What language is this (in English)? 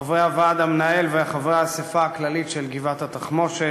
Hebrew